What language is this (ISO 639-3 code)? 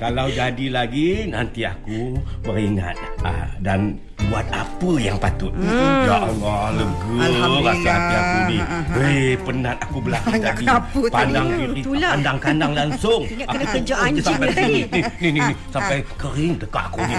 msa